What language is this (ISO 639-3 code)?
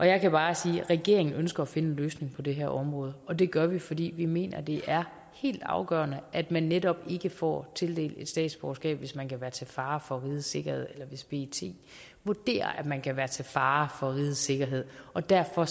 dan